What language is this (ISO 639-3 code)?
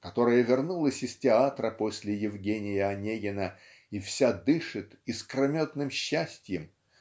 rus